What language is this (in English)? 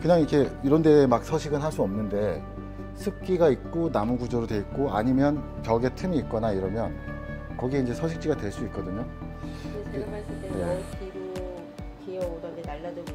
Korean